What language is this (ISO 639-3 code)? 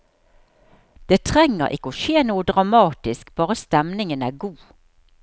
nor